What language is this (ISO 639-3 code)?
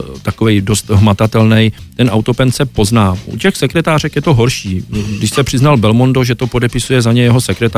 ces